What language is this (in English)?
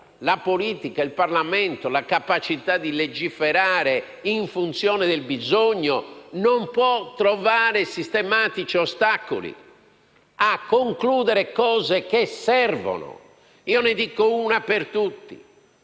Italian